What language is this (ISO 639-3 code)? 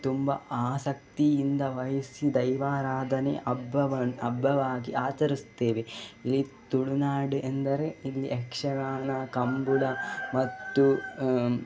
kan